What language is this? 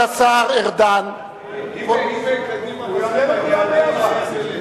Hebrew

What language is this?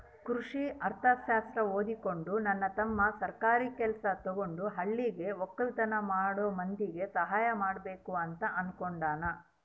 Kannada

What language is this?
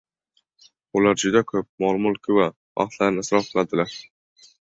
Uzbek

